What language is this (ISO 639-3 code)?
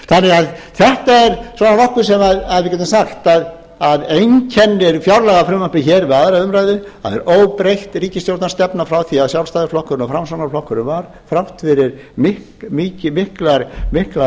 isl